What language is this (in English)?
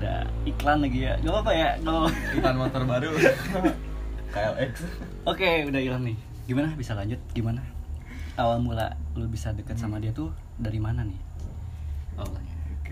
Indonesian